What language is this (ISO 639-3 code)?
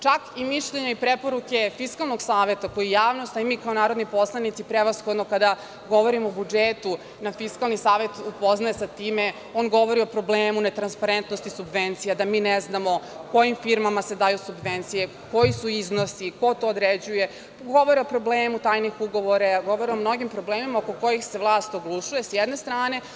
srp